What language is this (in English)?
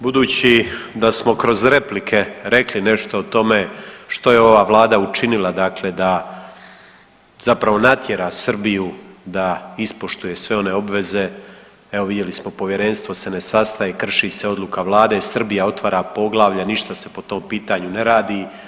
Croatian